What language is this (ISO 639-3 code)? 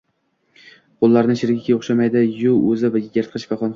uzb